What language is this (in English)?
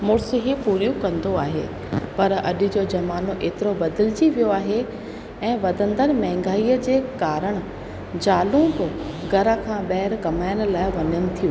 Sindhi